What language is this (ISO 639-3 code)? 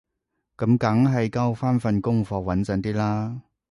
yue